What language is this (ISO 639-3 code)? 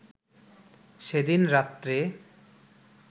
ben